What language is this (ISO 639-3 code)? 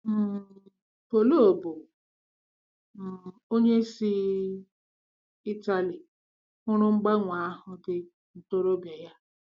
ibo